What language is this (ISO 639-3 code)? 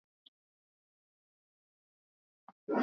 swa